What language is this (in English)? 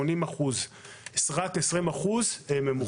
Hebrew